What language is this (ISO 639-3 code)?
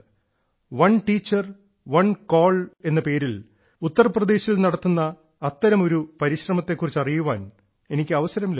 mal